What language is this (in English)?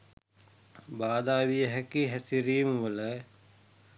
Sinhala